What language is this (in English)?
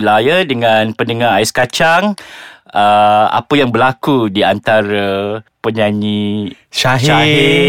Malay